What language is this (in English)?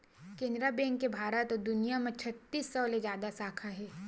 Chhattisgarhi